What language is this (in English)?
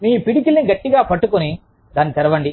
Telugu